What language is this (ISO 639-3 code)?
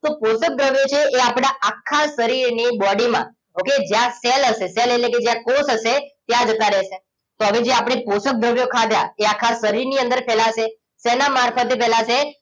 guj